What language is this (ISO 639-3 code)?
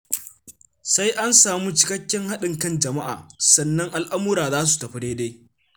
hau